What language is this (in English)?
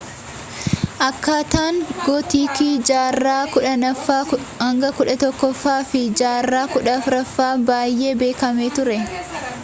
Oromo